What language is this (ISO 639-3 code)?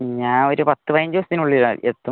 mal